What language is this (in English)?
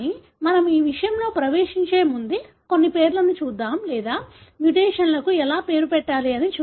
Telugu